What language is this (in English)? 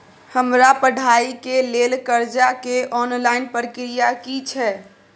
Maithili